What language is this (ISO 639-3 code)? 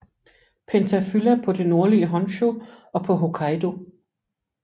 dan